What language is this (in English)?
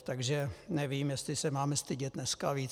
Czech